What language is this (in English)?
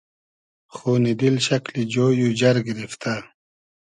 Hazaragi